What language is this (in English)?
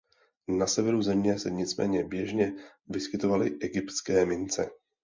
Czech